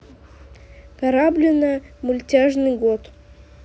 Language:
Russian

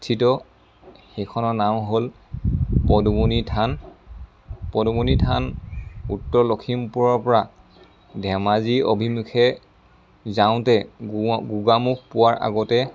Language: Assamese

